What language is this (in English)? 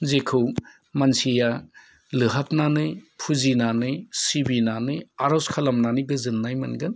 Bodo